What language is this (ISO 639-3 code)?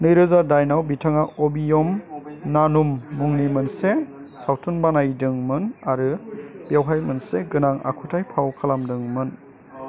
brx